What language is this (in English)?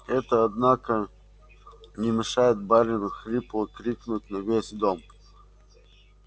Russian